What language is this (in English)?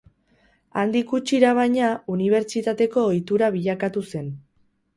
Basque